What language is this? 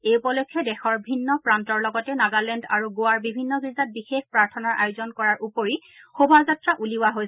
Assamese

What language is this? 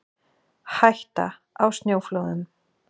Icelandic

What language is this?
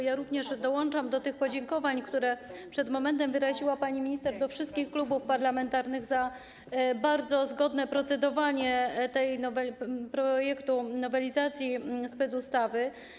Polish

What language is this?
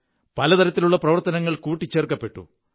Malayalam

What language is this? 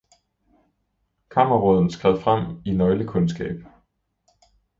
Danish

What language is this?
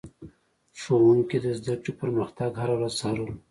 Pashto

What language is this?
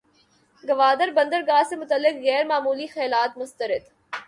Urdu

